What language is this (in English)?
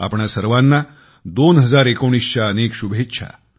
Marathi